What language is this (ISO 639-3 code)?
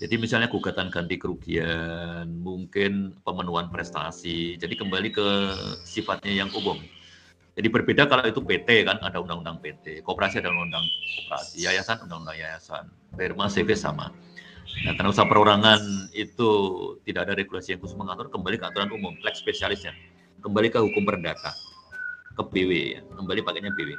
ind